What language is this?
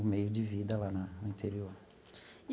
Portuguese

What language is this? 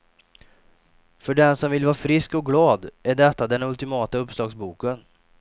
Swedish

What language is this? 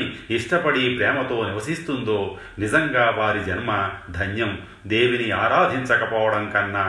Telugu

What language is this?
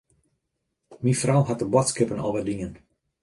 Western Frisian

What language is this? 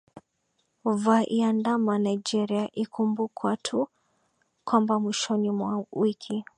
Swahili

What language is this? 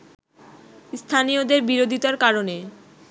Bangla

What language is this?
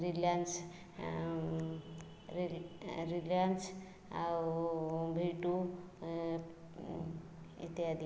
Odia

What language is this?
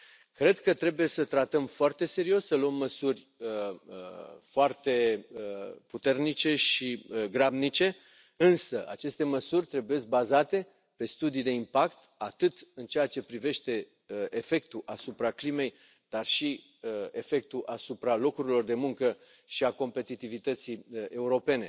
Romanian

